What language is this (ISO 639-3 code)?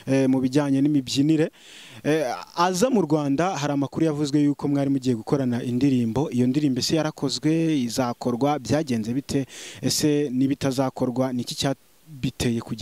ita